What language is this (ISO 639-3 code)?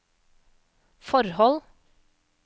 nor